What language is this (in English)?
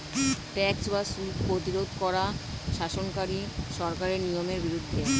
Bangla